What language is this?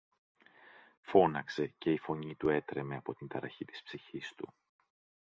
Greek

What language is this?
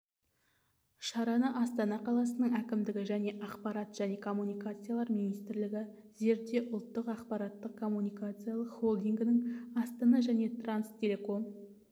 Kazakh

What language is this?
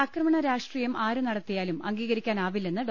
Malayalam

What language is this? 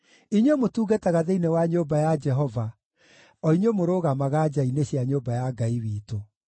Kikuyu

